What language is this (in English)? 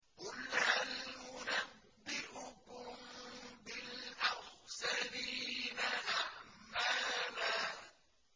Arabic